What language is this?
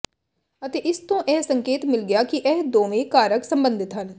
Punjabi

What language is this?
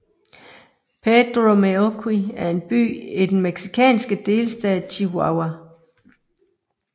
Danish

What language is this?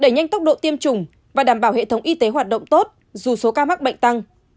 Vietnamese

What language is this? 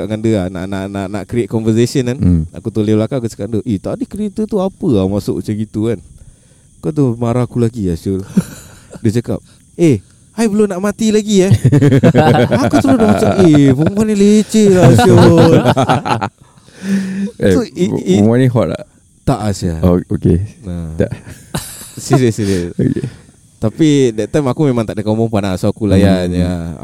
Malay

